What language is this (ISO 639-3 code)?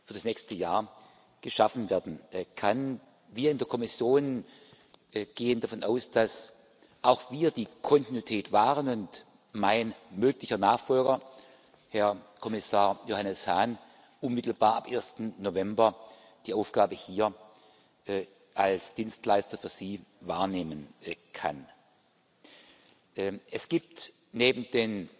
deu